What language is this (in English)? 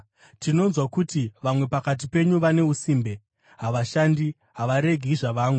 Shona